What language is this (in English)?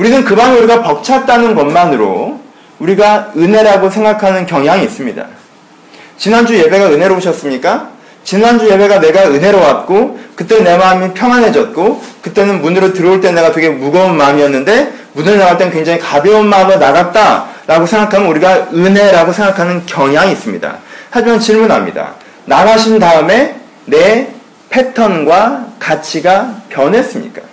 Korean